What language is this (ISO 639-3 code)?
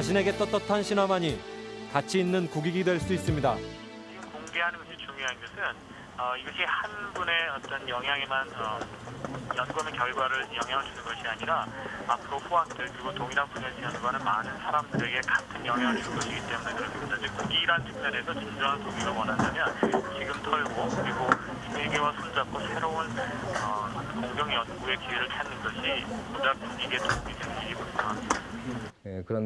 kor